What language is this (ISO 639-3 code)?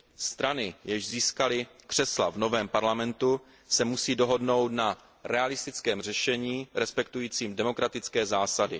ces